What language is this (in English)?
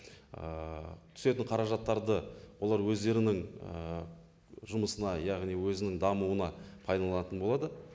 Kazakh